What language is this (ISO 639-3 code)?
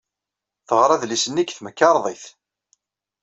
kab